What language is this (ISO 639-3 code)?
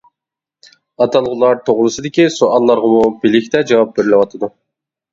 uig